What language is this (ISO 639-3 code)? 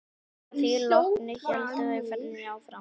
isl